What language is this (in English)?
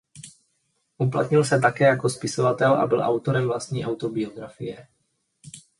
Czech